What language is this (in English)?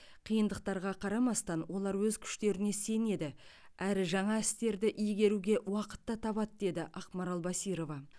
Kazakh